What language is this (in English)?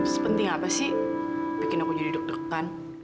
Indonesian